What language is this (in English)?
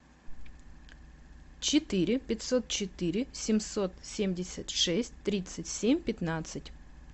Russian